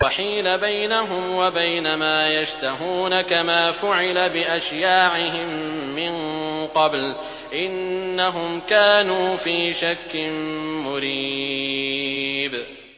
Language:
Arabic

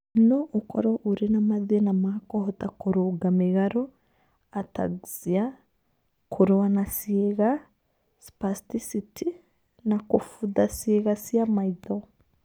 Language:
Kikuyu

